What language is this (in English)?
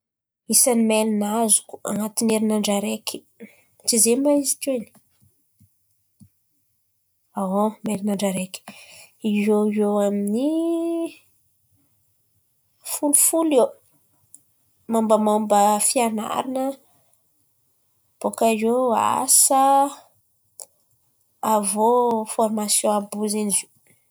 Antankarana Malagasy